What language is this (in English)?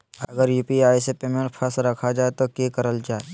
Magahi